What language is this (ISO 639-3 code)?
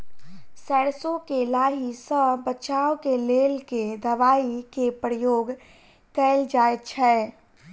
mai